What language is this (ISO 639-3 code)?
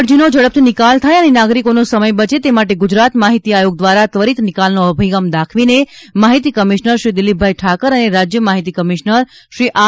guj